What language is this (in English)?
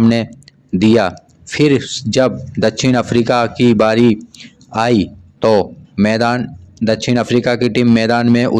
Hindi